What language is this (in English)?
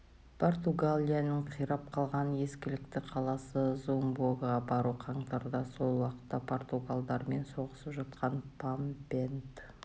Kazakh